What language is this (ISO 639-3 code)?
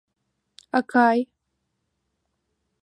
chm